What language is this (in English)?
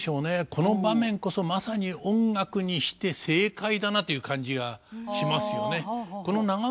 Japanese